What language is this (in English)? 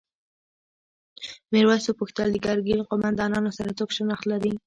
Pashto